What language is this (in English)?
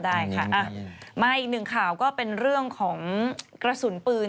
Thai